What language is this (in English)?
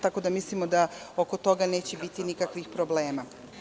Serbian